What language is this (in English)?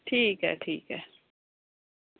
Dogri